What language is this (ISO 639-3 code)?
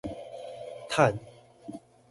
zho